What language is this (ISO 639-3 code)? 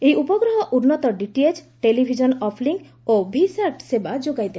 ori